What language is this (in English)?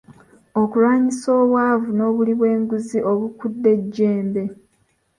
Ganda